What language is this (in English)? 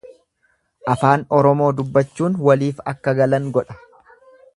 Oromo